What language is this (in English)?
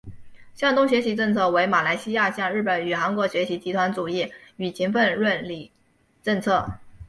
Chinese